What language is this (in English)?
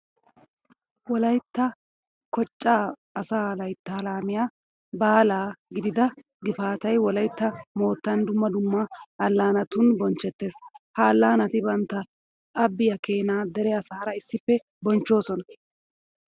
Wolaytta